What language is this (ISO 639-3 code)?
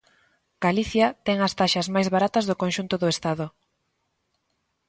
glg